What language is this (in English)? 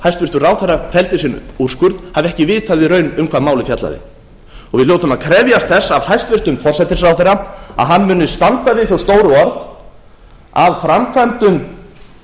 Icelandic